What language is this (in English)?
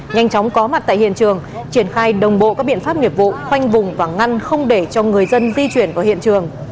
Vietnamese